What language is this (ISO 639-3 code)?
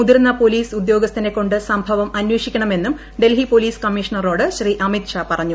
mal